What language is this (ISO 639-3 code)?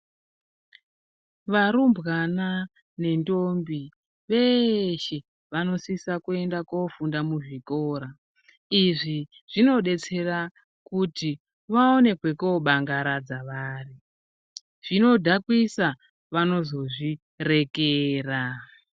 ndc